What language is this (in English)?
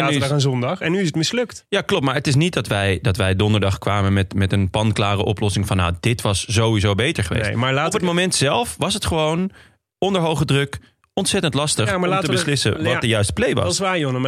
Dutch